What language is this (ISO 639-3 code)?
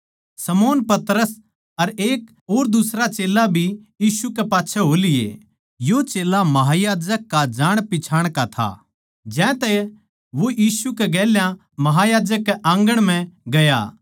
bgc